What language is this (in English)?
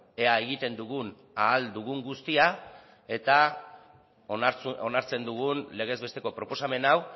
Basque